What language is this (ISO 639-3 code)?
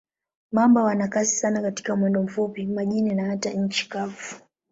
swa